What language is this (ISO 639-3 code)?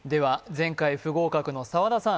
jpn